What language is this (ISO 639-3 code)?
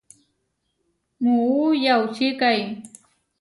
var